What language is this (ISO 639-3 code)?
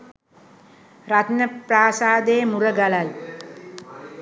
sin